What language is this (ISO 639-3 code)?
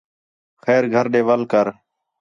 xhe